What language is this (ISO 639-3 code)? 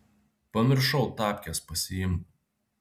lit